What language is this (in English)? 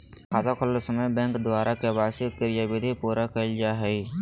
Magahi